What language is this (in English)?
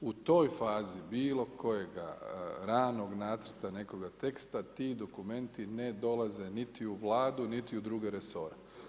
Croatian